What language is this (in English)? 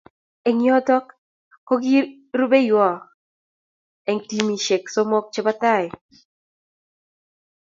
Kalenjin